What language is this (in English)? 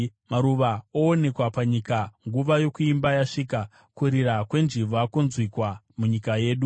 Shona